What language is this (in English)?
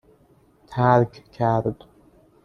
Persian